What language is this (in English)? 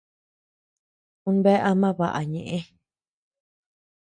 Tepeuxila Cuicatec